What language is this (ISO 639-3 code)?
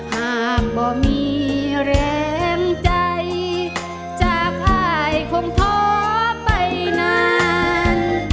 tha